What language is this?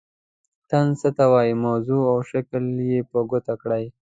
Pashto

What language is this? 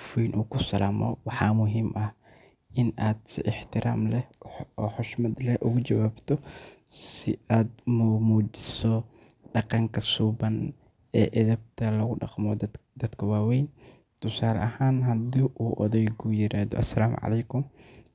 Somali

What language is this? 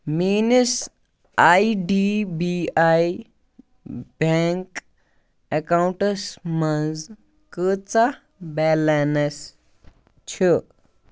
Kashmiri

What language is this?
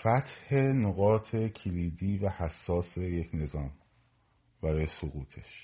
Persian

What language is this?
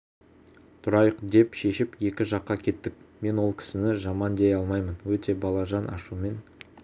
Kazakh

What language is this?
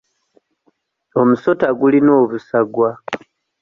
Ganda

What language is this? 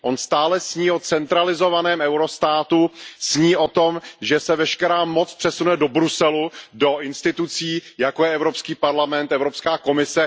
Czech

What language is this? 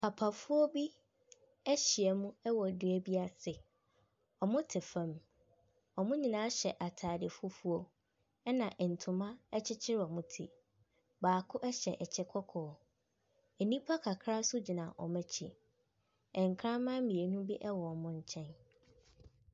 Akan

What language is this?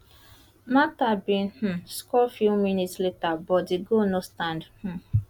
Nigerian Pidgin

